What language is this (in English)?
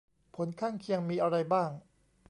Thai